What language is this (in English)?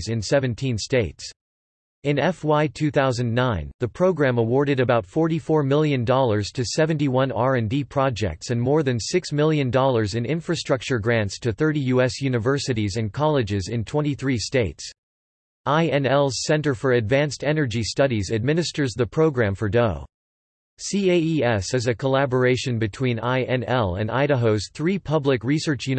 English